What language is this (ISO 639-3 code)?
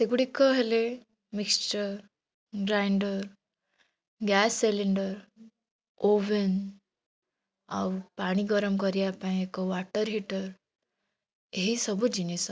ori